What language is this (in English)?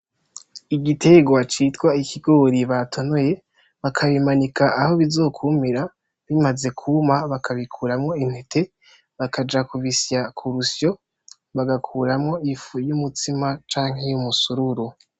Rundi